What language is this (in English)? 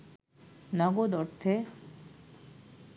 Bangla